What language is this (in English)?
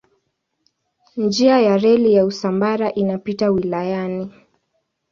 Swahili